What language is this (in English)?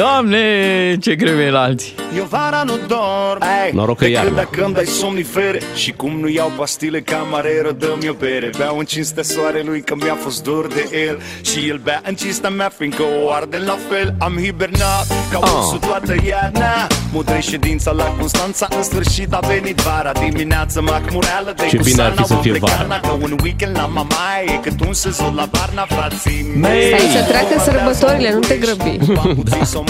Romanian